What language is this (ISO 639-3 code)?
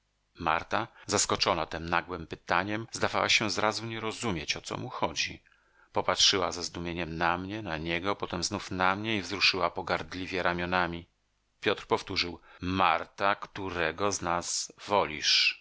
pol